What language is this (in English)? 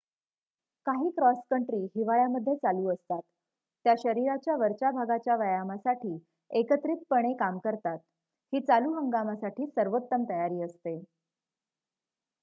Marathi